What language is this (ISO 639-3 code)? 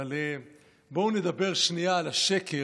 heb